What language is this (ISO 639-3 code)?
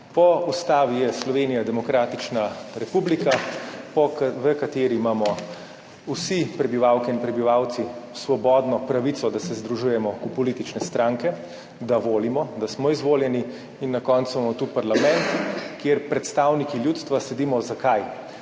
slv